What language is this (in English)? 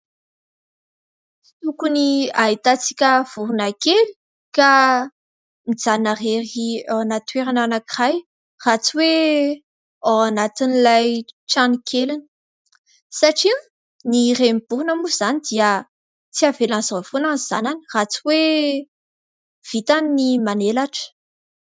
Malagasy